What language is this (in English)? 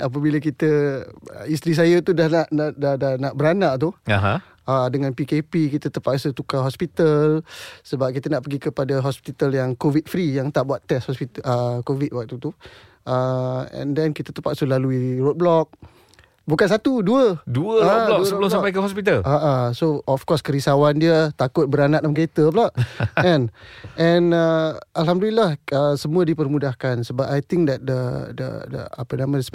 Malay